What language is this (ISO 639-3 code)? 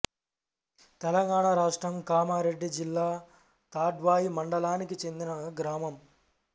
tel